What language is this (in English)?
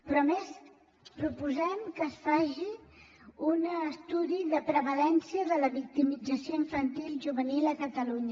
Catalan